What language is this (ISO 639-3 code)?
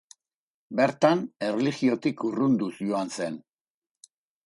eus